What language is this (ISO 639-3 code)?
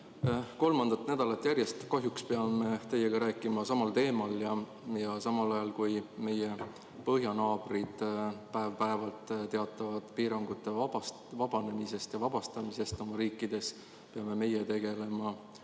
est